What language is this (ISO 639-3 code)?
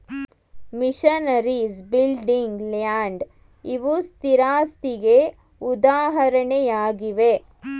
kan